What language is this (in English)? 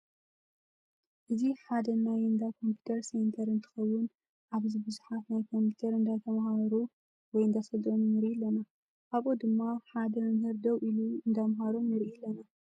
Tigrinya